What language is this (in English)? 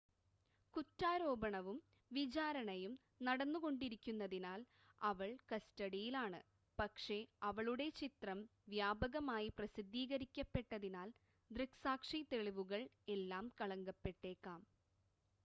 Malayalam